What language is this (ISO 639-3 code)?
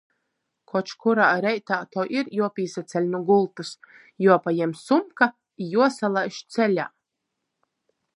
ltg